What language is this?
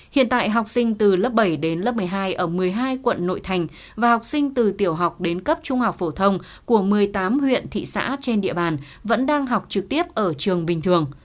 Vietnamese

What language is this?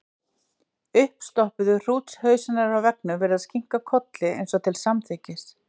Icelandic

